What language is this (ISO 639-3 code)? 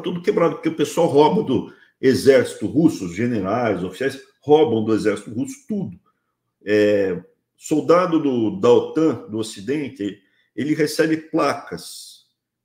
por